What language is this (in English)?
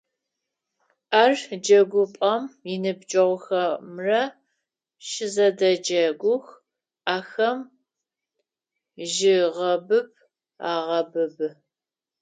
Adyghe